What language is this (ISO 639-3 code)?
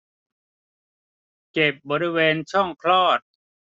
tha